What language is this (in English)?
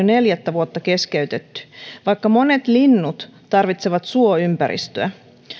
Finnish